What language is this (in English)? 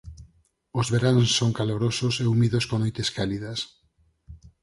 Galician